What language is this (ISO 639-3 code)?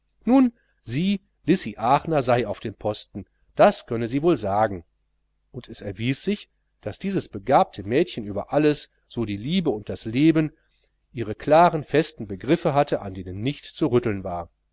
deu